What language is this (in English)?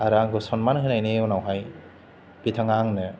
Bodo